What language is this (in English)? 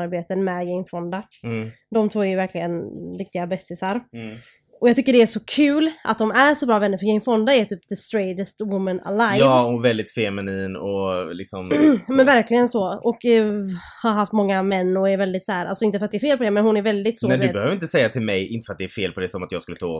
Swedish